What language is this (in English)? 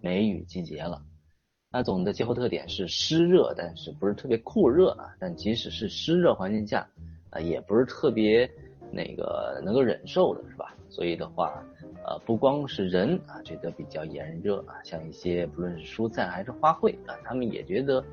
Chinese